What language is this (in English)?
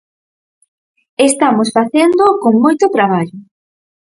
Galician